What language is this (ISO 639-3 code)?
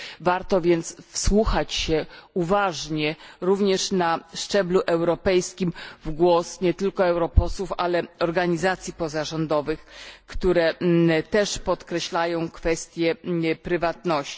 pol